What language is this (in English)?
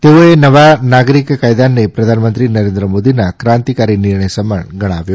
Gujarati